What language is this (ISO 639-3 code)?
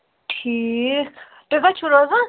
kas